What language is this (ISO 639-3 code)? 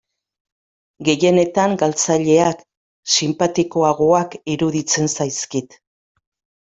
eus